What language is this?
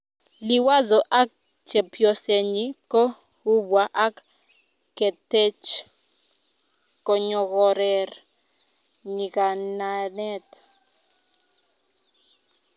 Kalenjin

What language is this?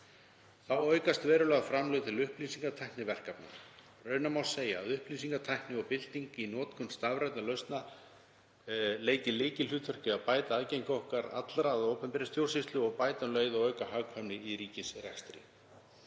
Icelandic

